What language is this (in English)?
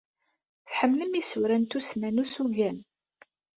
Kabyle